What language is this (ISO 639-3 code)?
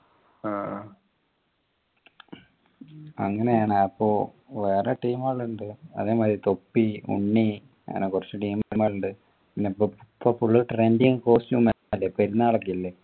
mal